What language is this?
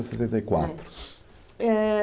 Portuguese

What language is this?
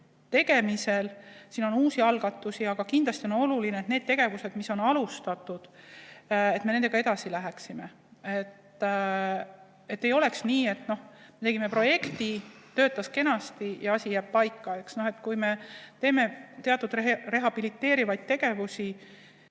Estonian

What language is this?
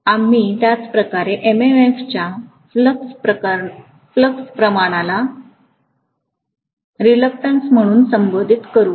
Marathi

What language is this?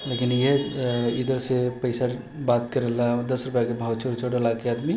Maithili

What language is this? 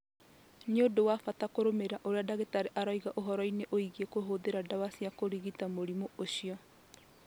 Kikuyu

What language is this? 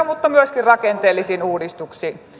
Finnish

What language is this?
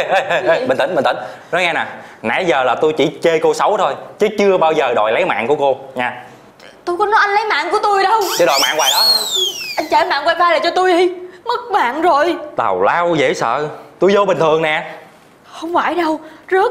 Vietnamese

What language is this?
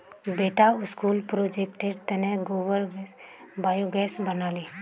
Magahi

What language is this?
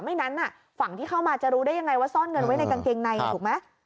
Thai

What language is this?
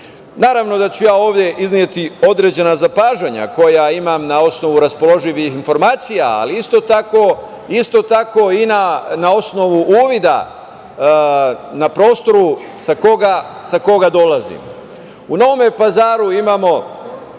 Serbian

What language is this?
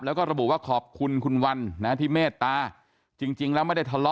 Thai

